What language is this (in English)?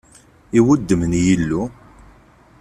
Kabyle